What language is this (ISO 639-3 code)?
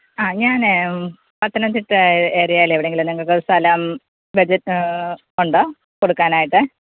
mal